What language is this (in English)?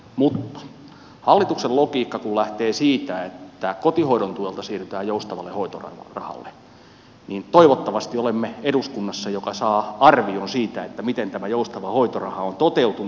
Finnish